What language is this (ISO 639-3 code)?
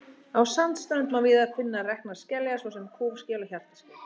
isl